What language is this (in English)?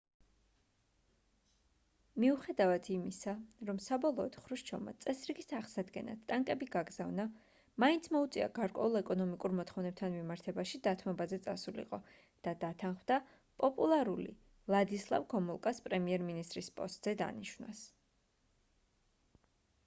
Georgian